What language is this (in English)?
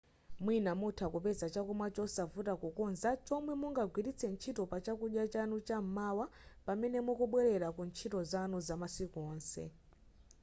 Nyanja